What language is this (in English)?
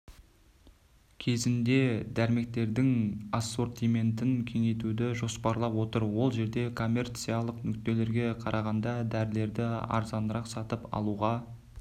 Kazakh